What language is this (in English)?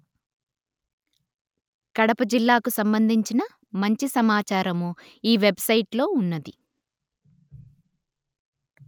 Telugu